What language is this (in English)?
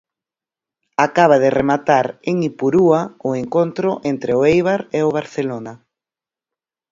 Galician